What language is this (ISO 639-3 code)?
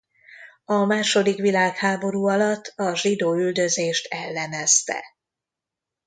hun